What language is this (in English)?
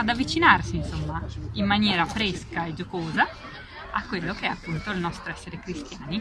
Italian